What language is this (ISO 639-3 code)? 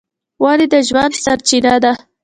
pus